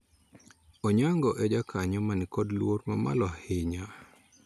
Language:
Luo (Kenya and Tanzania)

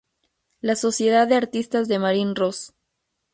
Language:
Spanish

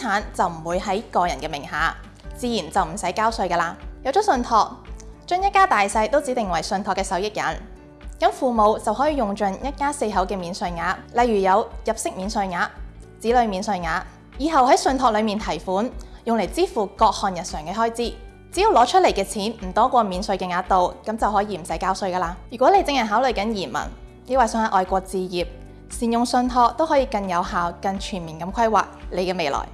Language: Chinese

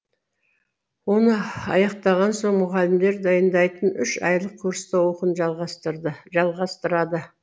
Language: Kazakh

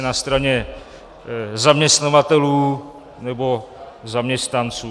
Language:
Czech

